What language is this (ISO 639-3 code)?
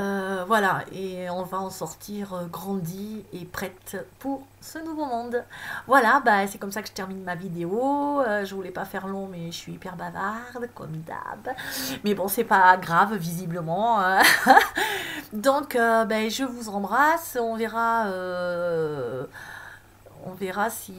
fra